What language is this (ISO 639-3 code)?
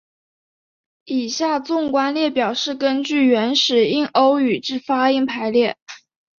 zho